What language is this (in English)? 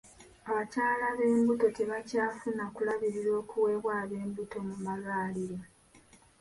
Ganda